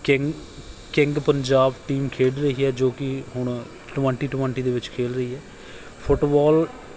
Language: Punjabi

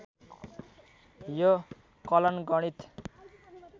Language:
Nepali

